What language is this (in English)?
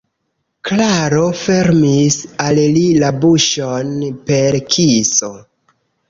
Esperanto